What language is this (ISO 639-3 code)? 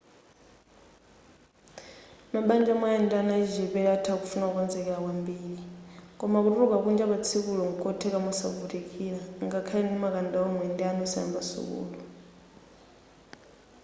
nya